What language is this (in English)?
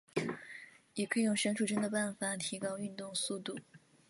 Chinese